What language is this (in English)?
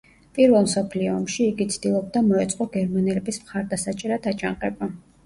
Georgian